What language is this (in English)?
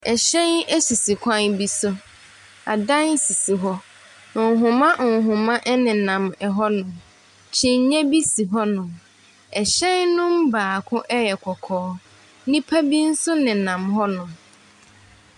Akan